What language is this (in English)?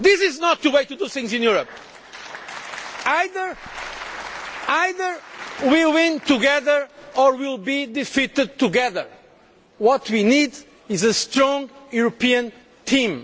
English